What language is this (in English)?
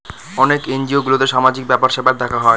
Bangla